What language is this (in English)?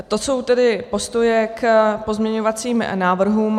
Czech